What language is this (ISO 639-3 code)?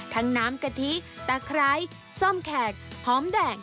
tha